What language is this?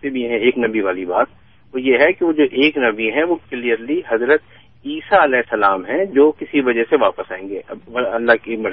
Urdu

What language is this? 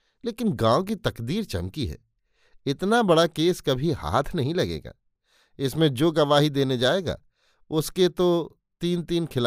Hindi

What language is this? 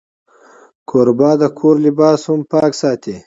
Pashto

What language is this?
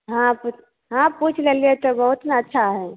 Maithili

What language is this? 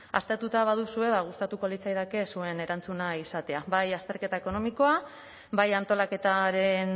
Basque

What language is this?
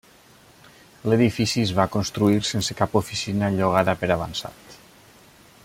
Catalan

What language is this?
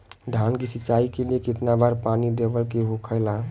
Bhojpuri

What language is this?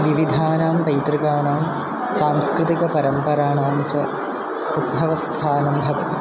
Sanskrit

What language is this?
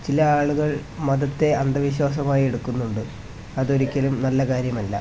Malayalam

